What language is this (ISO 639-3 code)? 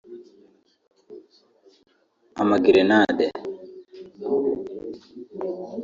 kin